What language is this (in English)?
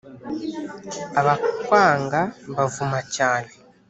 Kinyarwanda